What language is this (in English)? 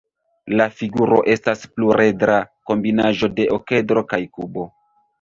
Esperanto